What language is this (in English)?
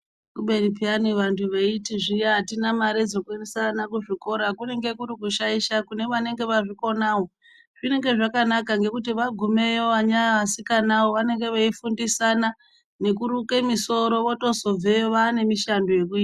Ndau